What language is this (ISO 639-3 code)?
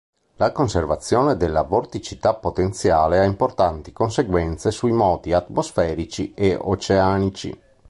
ita